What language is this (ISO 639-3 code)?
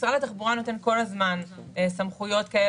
heb